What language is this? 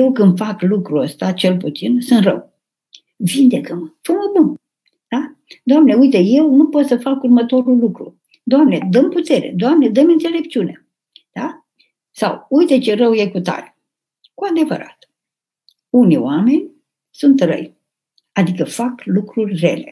Romanian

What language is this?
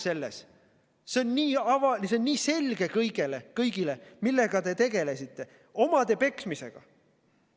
Estonian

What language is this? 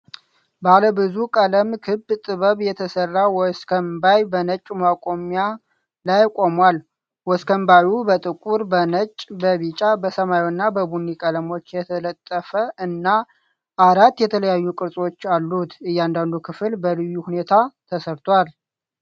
Amharic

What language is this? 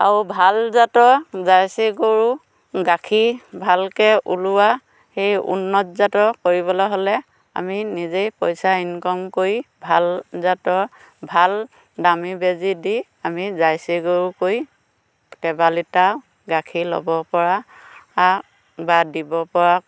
Assamese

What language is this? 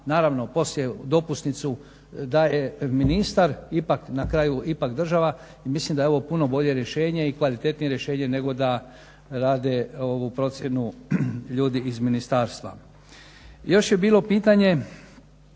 Croatian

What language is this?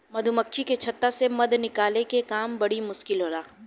Bhojpuri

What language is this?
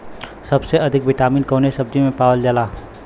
Bhojpuri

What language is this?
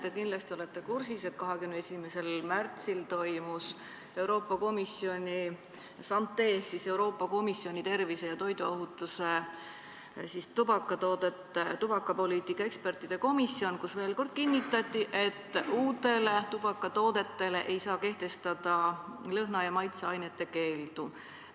Estonian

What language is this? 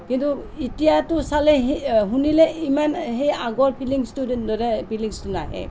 Assamese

